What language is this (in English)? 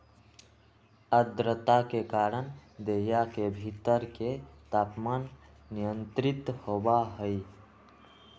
Magahi